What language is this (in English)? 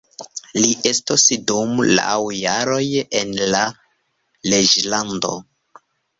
Esperanto